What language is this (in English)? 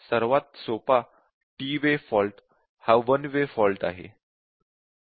Marathi